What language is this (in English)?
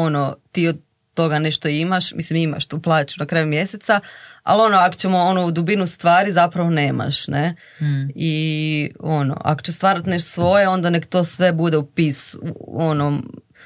Croatian